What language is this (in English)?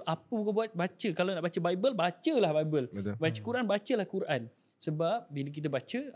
Malay